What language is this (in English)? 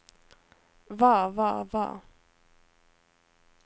Norwegian